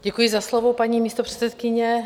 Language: Czech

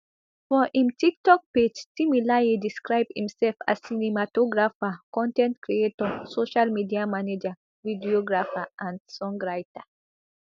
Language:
Nigerian Pidgin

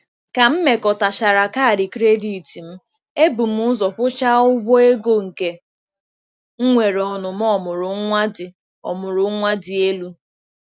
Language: Igbo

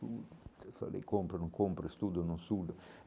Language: Portuguese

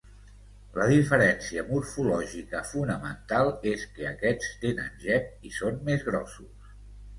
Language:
Catalan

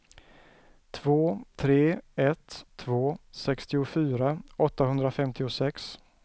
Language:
Swedish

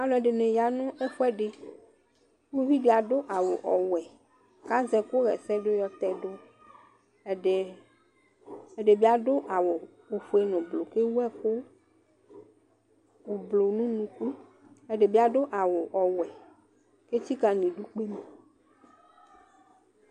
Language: Ikposo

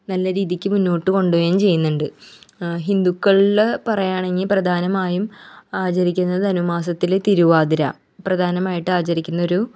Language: Malayalam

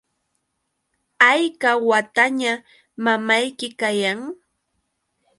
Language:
Yauyos Quechua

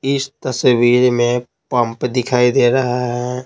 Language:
Hindi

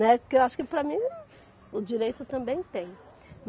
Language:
Portuguese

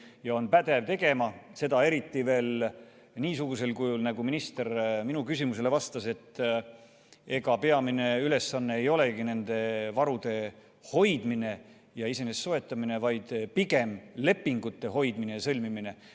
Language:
Estonian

